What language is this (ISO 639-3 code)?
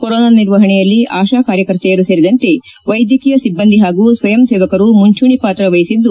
kan